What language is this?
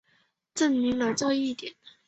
Chinese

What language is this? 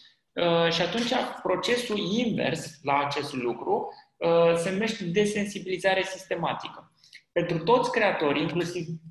Romanian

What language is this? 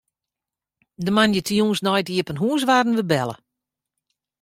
Western Frisian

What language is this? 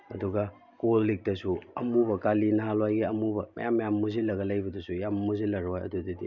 Manipuri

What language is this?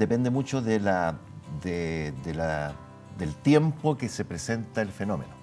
Spanish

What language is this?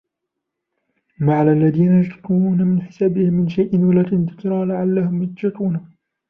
Arabic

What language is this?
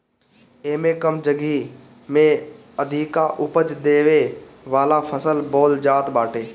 Bhojpuri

